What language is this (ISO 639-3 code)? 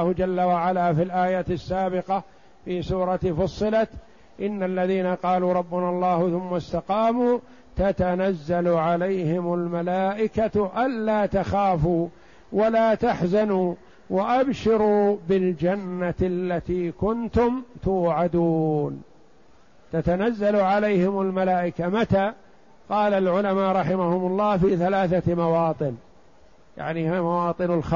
ara